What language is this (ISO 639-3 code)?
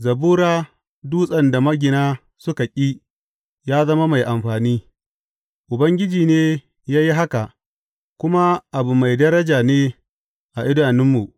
hau